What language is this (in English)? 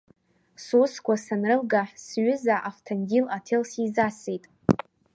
Abkhazian